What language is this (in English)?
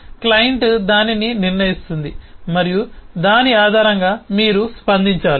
Telugu